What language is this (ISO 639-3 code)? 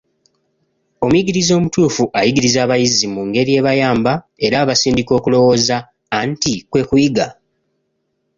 lug